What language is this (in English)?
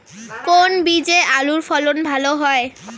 Bangla